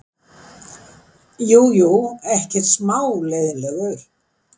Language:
Icelandic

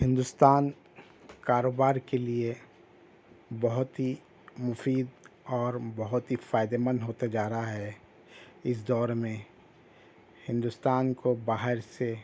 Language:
Urdu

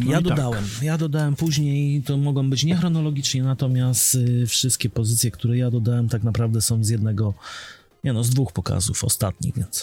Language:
Polish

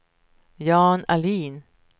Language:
Swedish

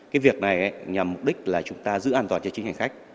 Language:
Vietnamese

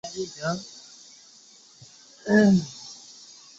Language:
Chinese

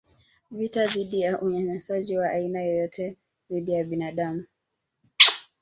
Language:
Swahili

